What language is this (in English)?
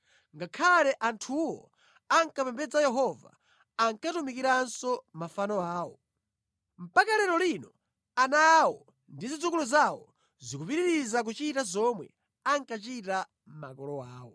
Nyanja